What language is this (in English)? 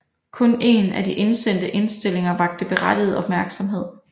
Danish